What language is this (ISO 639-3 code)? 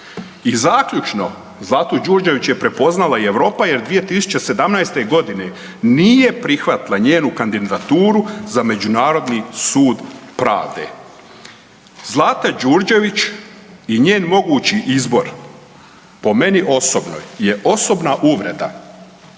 hrv